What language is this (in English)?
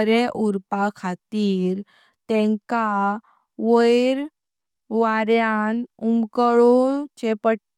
Konkani